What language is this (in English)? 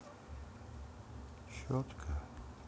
Russian